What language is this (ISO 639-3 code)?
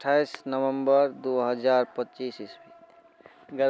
mai